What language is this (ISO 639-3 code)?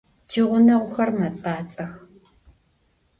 ady